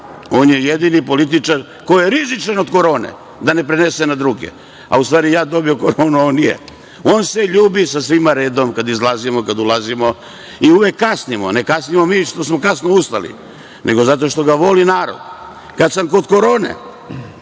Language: Serbian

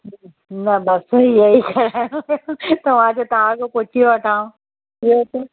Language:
Sindhi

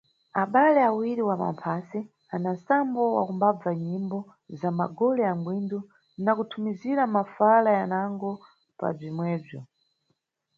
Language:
Nyungwe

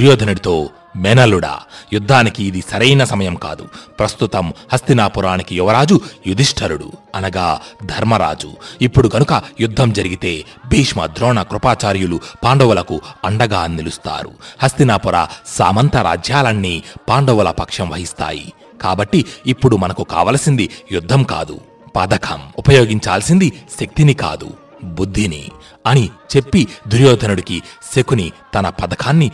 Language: Telugu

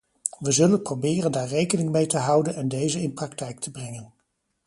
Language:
Dutch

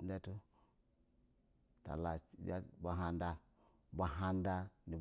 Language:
Basa (Nigeria)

